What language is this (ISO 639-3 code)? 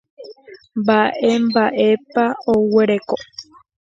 grn